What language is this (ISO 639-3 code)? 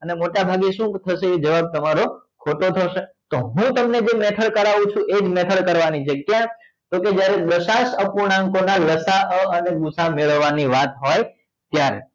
guj